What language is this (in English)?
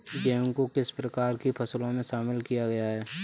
Hindi